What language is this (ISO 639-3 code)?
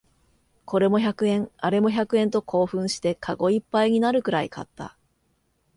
jpn